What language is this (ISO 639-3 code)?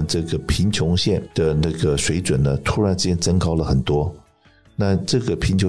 zho